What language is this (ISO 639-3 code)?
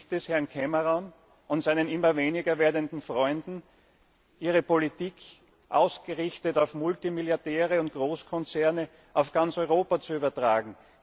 deu